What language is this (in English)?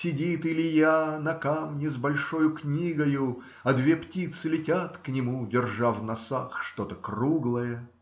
Russian